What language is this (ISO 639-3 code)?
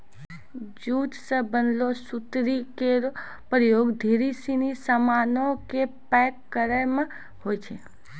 mai